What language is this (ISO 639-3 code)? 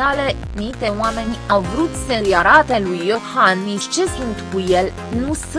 ron